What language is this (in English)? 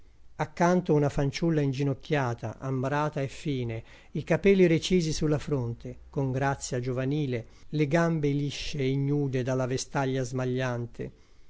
Italian